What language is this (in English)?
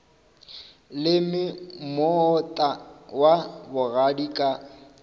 Northern Sotho